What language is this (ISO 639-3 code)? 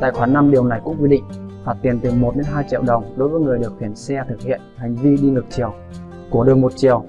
vie